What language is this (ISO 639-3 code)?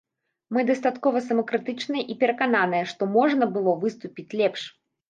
bel